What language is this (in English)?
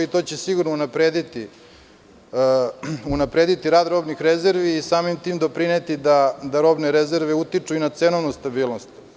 Serbian